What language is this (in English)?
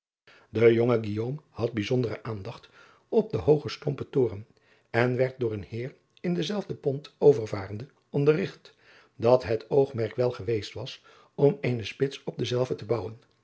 Dutch